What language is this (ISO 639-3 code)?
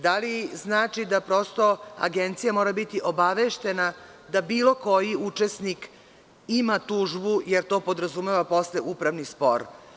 srp